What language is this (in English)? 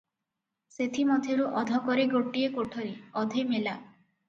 Odia